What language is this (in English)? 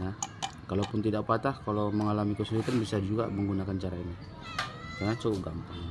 Indonesian